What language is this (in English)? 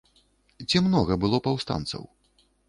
Belarusian